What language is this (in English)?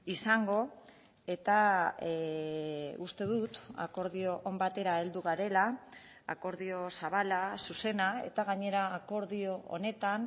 Basque